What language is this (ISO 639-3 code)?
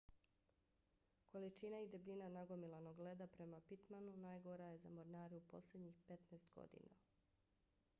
bos